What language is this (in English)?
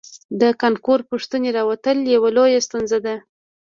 Pashto